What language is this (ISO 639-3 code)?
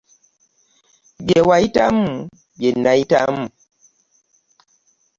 lug